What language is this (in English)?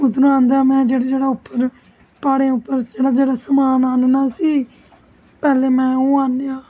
Dogri